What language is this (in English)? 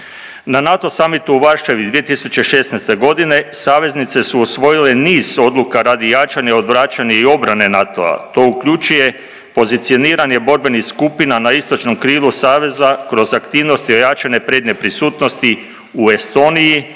Croatian